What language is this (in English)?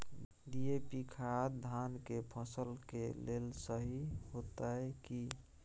Maithili